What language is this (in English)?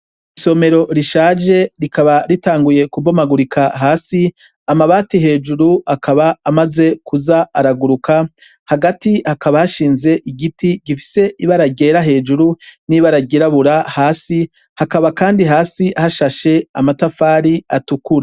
Rundi